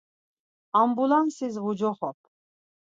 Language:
Laz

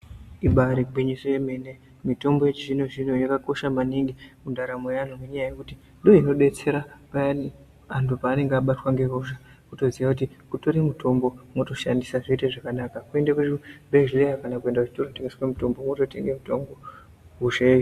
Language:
Ndau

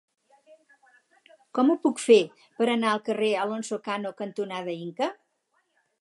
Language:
Catalan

